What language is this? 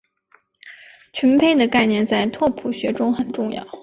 Chinese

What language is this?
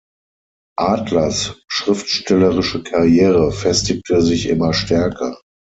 German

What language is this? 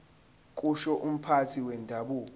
Zulu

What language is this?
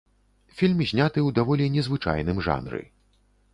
Belarusian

